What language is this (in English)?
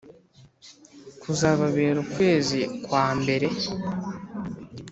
Kinyarwanda